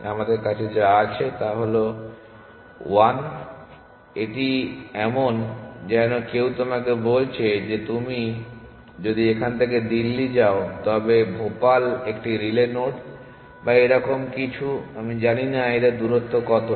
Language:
Bangla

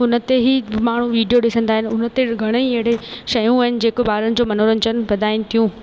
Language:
Sindhi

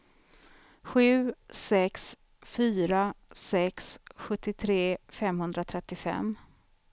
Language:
Swedish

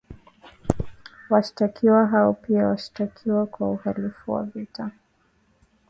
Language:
Swahili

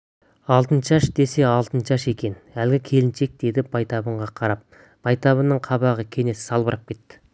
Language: Kazakh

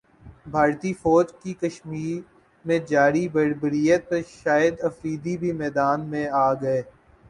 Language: Urdu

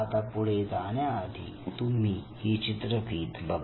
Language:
Marathi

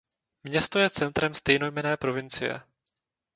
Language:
Czech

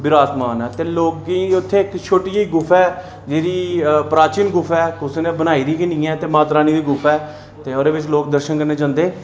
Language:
Dogri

